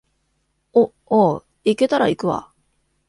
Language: Japanese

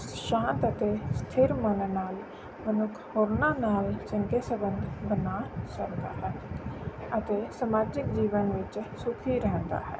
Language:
Punjabi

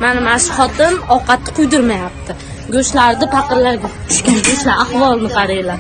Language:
Uzbek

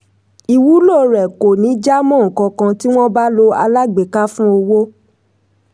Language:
Yoruba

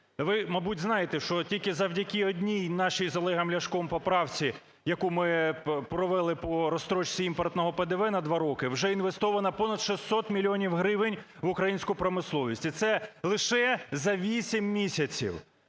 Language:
Ukrainian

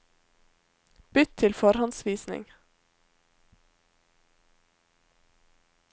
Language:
Norwegian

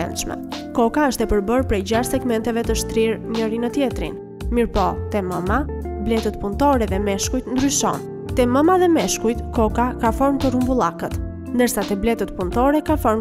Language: Romanian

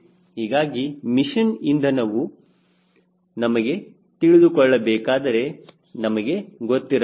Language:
Kannada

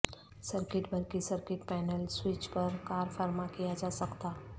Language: Urdu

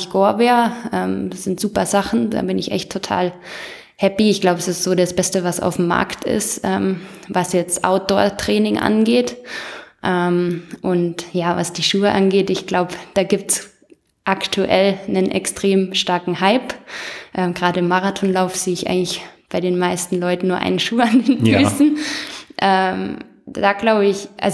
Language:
German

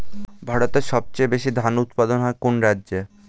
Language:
Bangla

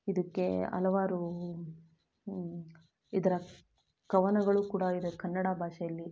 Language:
Kannada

